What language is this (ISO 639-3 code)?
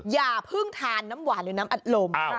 tha